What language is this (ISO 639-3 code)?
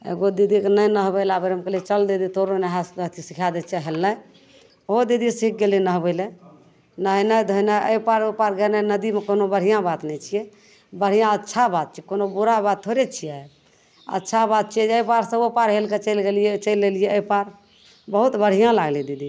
mai